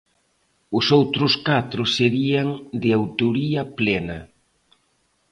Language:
Galician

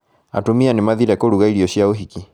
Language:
Kikuyu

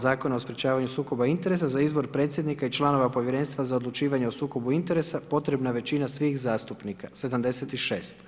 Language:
Croatian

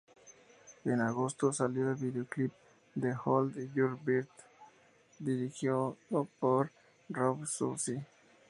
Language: Spanish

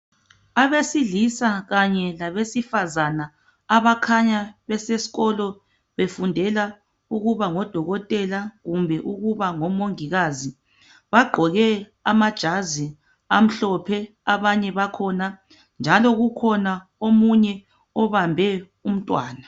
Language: North Ndebele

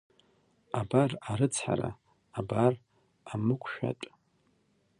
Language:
Abkhazian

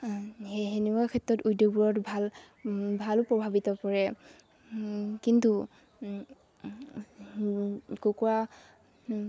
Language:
Assamese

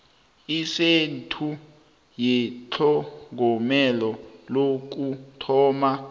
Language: South Ndebele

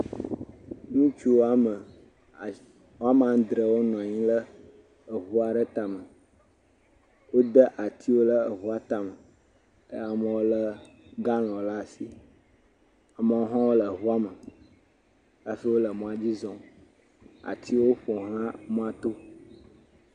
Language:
Ewe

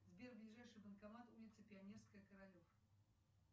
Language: Russian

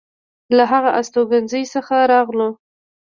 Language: Pashto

